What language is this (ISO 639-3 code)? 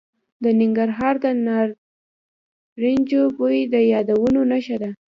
pus